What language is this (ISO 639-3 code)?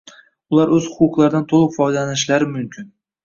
uzb